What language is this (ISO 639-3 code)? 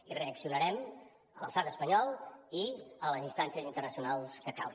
cat